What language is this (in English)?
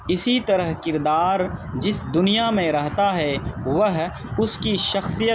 Urdu